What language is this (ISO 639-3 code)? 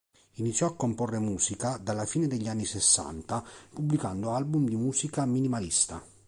ita